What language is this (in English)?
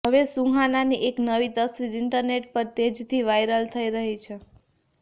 Gujarati